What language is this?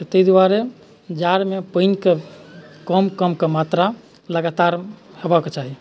Maithili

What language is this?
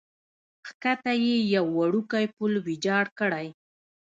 Pashto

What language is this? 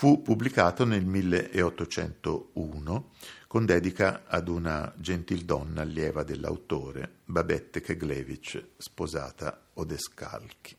Italian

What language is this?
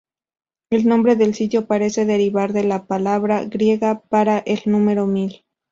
Spanish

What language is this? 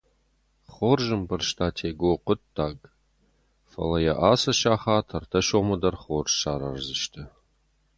Ossetic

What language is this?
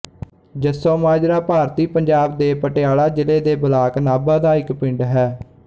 Punjabi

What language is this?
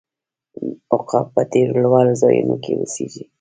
Pashto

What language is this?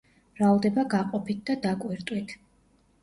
Georgian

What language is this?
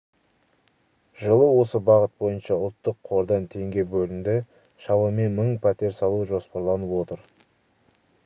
Kazakh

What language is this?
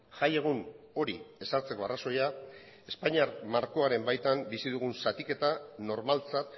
Basque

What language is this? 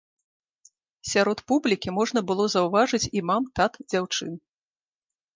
Belarusian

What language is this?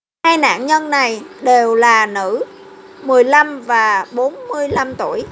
Vietnamese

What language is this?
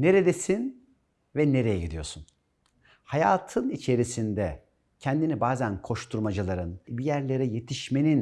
Turkish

